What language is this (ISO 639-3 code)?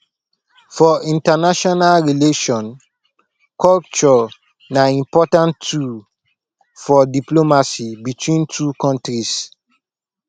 pcm